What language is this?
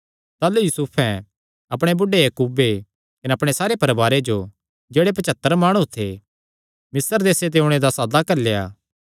Kangri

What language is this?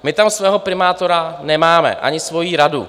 Czech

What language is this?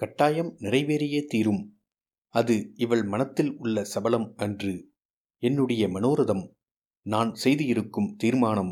Tamil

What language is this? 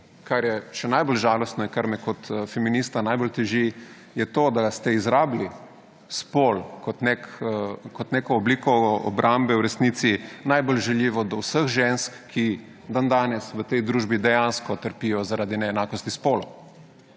Slovenian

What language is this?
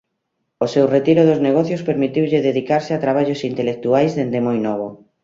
Galician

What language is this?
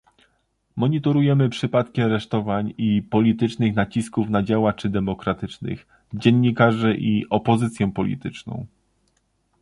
Polish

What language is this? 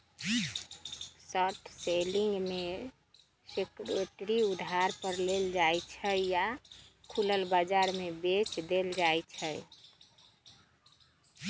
Magahi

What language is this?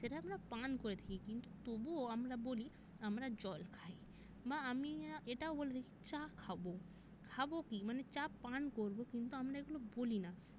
Bangla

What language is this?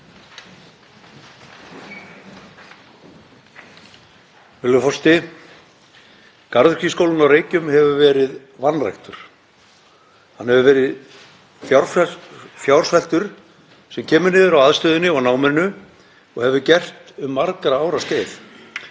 Icelandic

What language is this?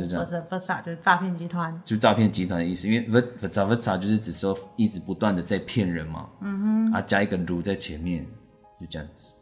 Chinese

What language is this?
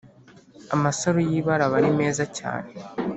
Kinyarwanda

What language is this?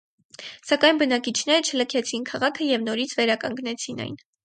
Armenian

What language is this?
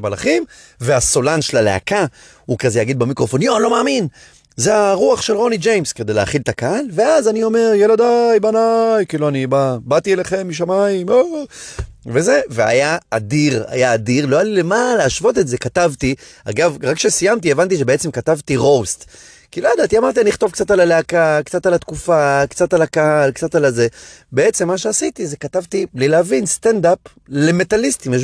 Hebrew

